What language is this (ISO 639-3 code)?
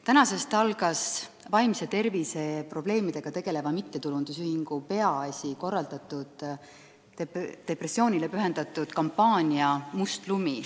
est